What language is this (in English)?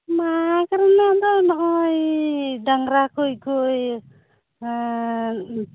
Santali